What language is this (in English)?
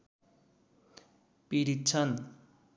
Nepali